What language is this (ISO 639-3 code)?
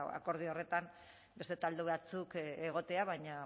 eus